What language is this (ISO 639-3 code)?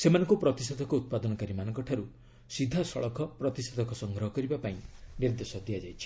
ori